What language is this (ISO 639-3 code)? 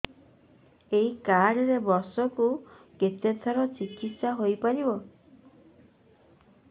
ori